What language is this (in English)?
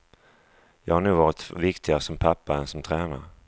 Swedish